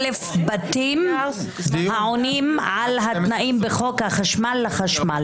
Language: Hebrew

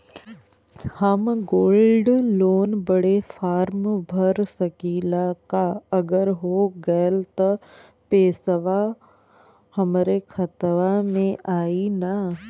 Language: Bhojpuri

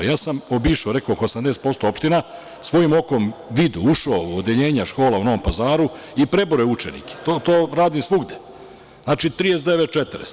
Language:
Serbian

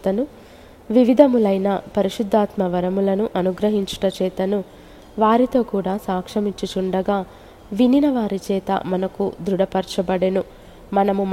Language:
Telugu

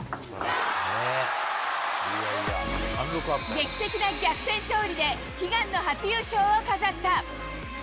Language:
Japanese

